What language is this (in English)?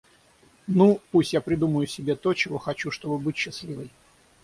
Russian